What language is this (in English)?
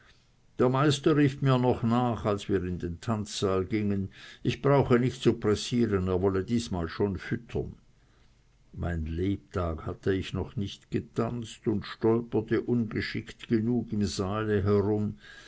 German